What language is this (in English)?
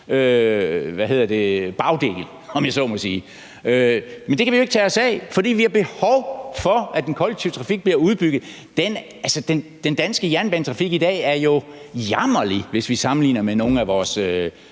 Danish